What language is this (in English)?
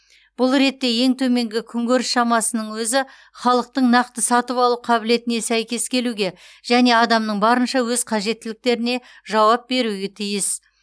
Kazakh